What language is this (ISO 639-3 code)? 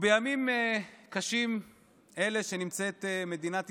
heb